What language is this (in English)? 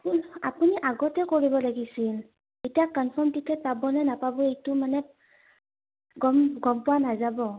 Assamese